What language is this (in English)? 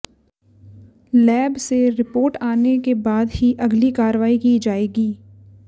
Hindi